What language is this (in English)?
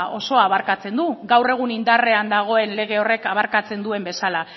Basque